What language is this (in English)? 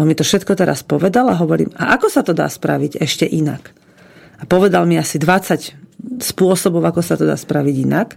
Slovak